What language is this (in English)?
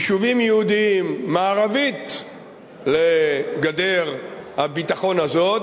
Hebrew